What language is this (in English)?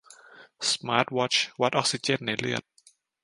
Thai